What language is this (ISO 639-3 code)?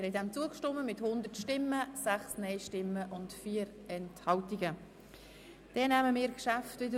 gsw